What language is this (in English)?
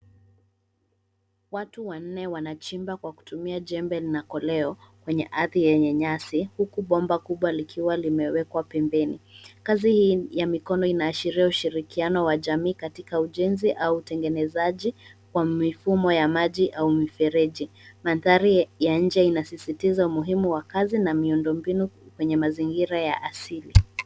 Swahili